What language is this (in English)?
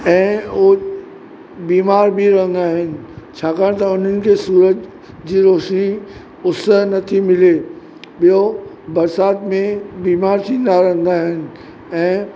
Sindhi